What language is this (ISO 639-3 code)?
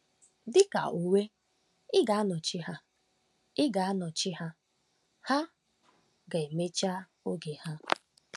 ibo